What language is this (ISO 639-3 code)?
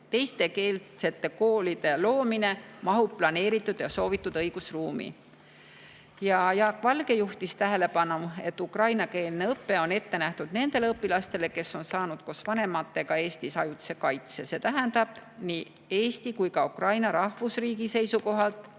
est